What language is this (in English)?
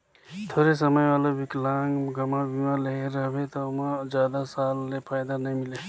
Chhattisgarhi